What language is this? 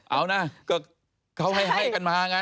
Thai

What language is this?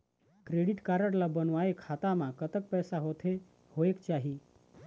Chhattisgarhi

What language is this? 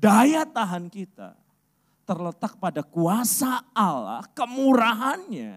Indonesian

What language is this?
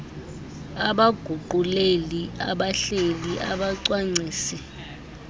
Xhosa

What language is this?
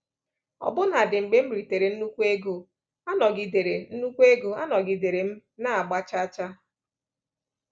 Igbo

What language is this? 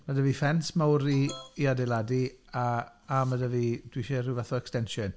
Welsh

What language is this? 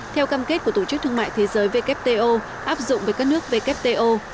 Vietnamese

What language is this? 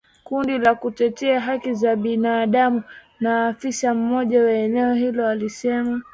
Swahili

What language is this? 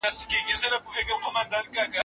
Pashto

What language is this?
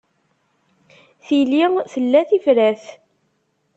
Kabyle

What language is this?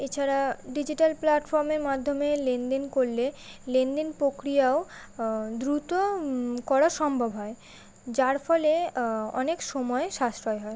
Bangla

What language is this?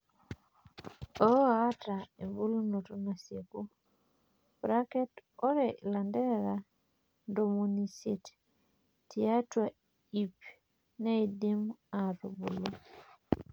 Masai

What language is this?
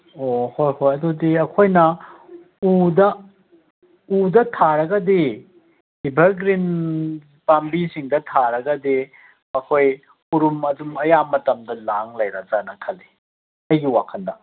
Manipuri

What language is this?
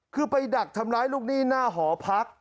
Thai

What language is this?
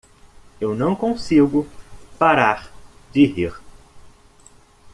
Portuguese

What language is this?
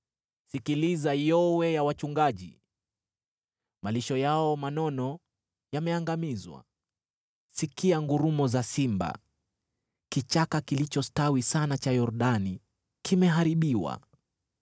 Swahili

